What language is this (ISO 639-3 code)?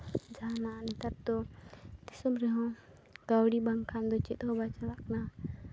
sat